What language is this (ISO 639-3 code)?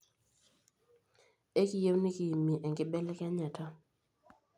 mas